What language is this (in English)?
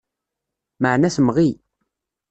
Kabyle